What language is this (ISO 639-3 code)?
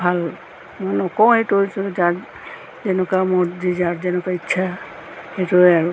asm